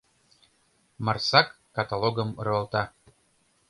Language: Mari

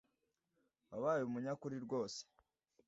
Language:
Kinyarwanda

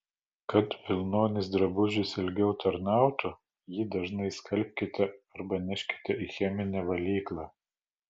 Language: Lithuanian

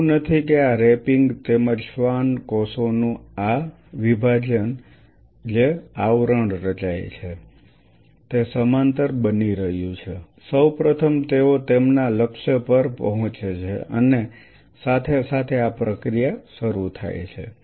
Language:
Gujarati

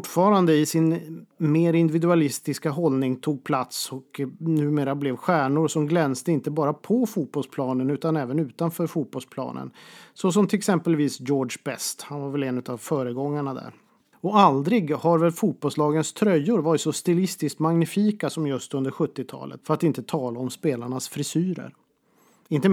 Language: Swedish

